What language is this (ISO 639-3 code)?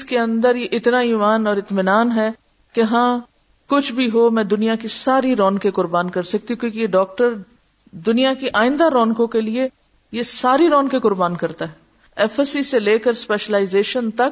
urd